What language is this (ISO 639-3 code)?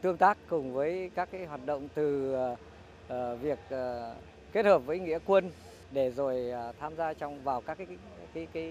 vie